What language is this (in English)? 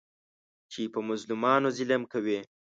Pashto